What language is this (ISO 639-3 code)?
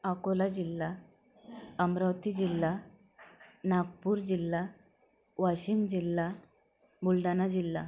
mar